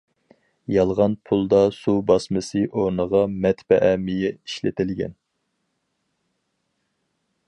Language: Uyghur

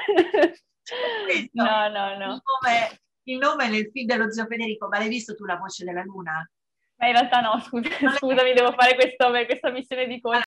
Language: Italian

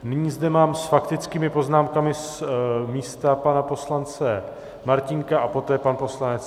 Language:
Czech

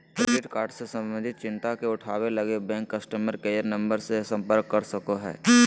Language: Magahi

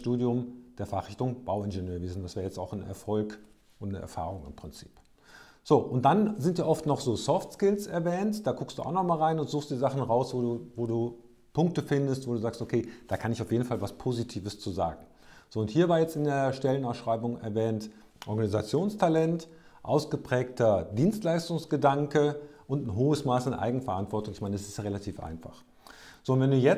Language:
German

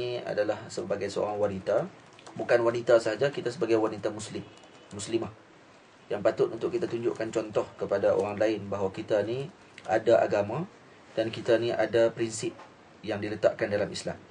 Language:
Malay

